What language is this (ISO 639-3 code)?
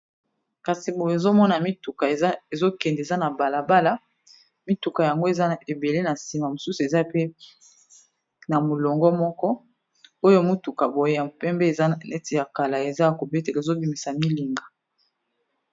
lin